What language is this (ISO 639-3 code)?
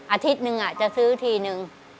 tha